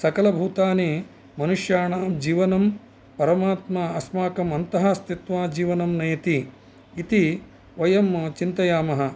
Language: Sanskrit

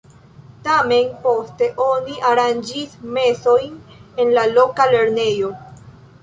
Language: Esperanto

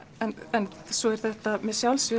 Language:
Icelandic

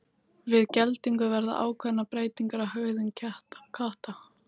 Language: Icelandic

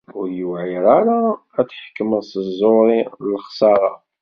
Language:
Kabyle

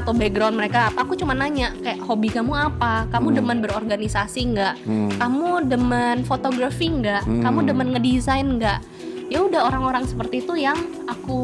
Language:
Indonesian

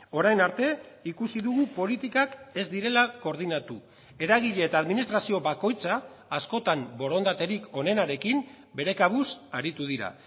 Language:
Basque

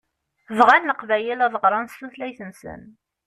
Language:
Kabyle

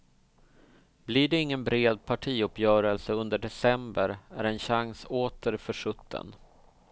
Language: Swedish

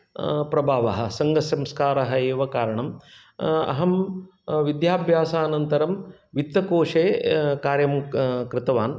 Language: Sanskrit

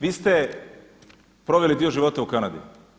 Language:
Croatian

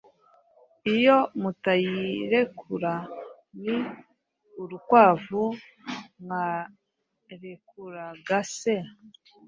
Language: Kinyarwanda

